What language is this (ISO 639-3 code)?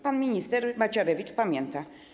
pol